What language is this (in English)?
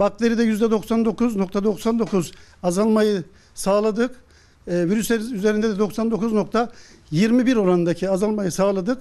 Turkish